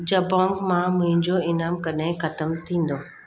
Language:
Sindhi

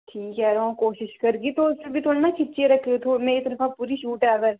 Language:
Dogri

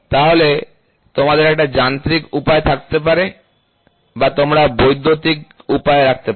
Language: Bangla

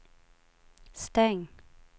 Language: Swedish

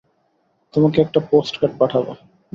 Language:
Bangla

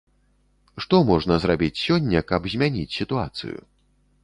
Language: Belarusian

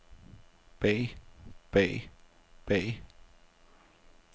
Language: Danish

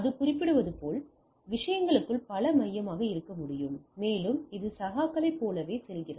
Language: Tamil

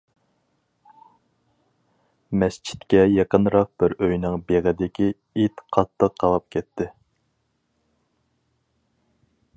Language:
Uyghur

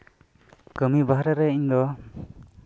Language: Santali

